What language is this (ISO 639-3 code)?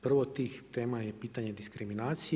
hrv